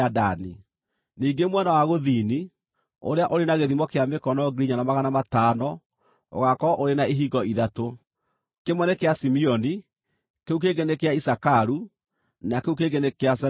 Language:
Kikuyu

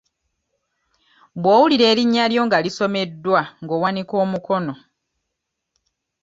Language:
Ganda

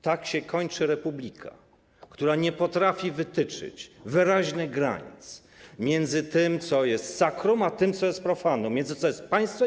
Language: Polish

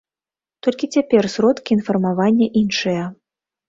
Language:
Belarusian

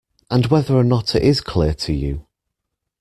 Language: English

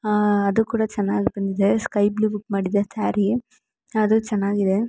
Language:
Kannada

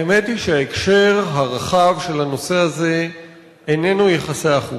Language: Hebrew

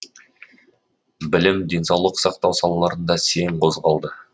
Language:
Kazakh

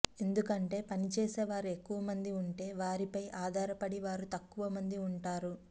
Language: Telugu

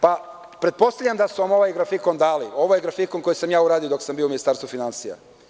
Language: Serbian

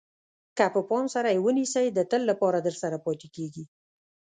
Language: Pashto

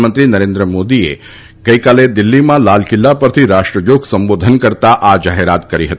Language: Gujarati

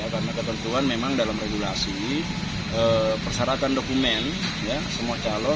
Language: Indonesian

